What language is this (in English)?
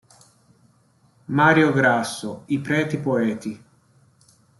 Italian